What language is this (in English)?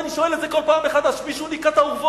Hebrew